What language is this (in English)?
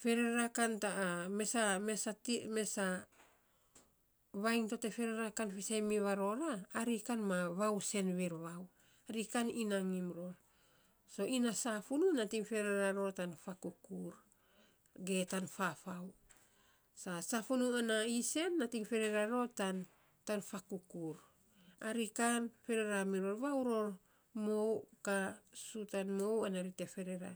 Saposa